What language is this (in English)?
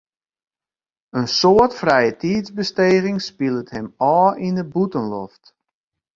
Western Frisian